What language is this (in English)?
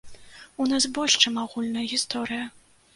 Belarusian